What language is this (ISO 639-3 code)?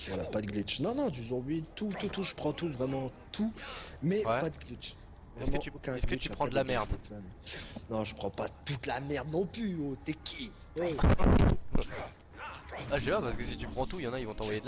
fra